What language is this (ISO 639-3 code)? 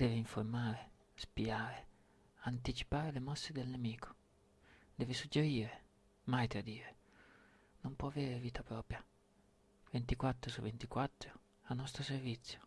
ita